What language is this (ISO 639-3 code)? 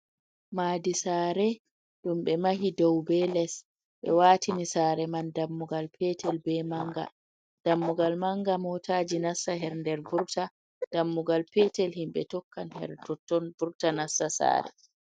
ful